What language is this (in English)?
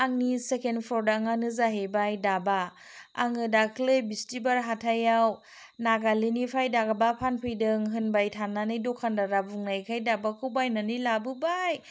Bodo